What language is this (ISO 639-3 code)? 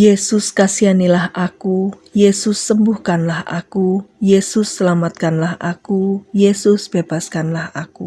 ind